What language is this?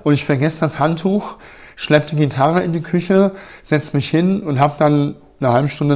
German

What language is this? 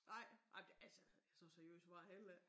Danish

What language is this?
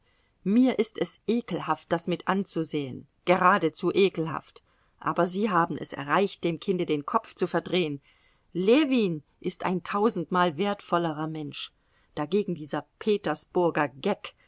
German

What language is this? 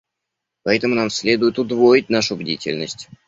Russian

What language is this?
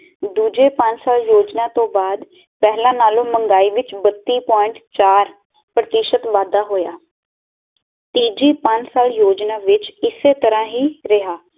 Punjabi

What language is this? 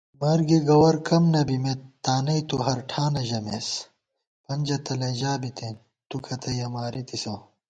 Gawar-Bati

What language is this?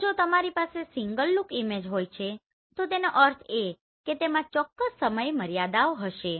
Gujarati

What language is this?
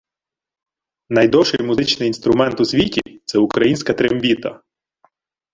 Ukrainian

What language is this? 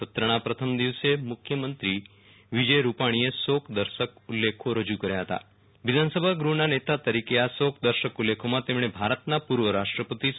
Gujarati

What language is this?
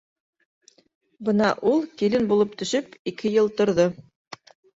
Bashkir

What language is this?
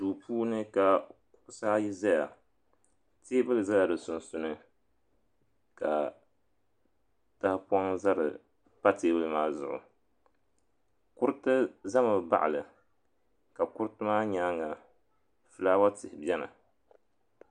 Dagbani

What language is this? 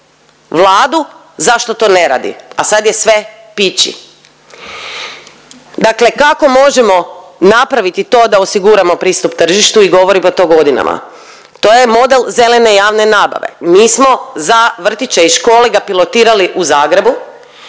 Croatian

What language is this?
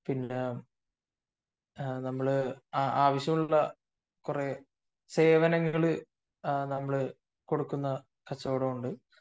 Malayalam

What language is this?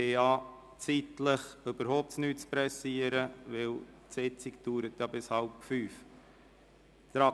Swiss German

